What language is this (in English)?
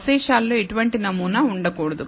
Telugu